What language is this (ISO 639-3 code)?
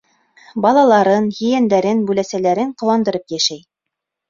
bak